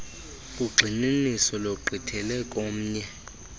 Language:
Xhosa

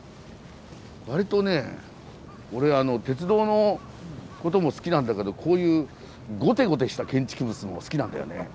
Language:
Japanese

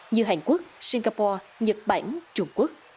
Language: Vietnamese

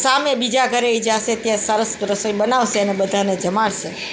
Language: Gujarati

